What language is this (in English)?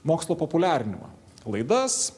Lithuanian